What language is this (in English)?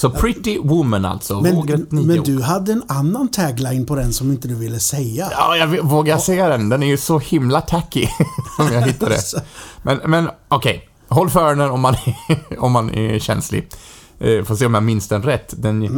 Swedish